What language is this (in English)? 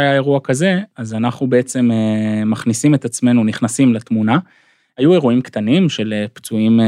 Hebrew